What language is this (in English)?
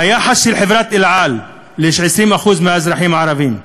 Hebrew